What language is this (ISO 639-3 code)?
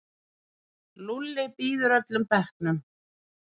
isl